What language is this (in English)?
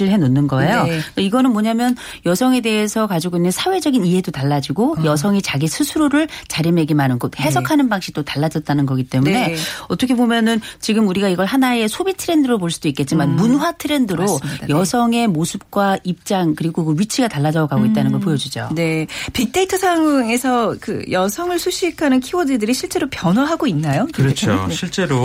Korean